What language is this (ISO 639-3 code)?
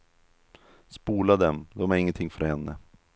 swe